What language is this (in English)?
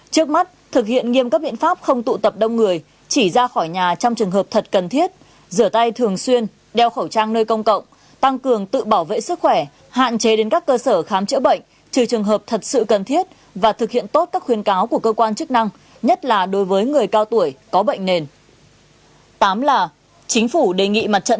Vietnamese